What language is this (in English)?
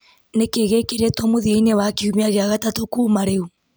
Kikuyu